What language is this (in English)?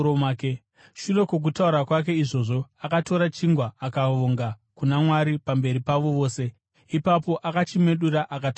Shona